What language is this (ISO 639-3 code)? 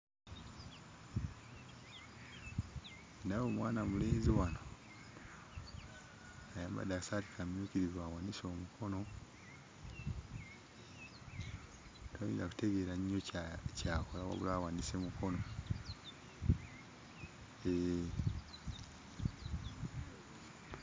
lug